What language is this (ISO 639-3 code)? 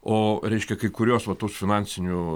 lit